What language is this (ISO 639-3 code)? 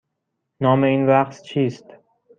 fas